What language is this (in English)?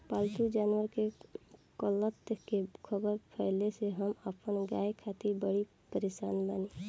Bhojpuri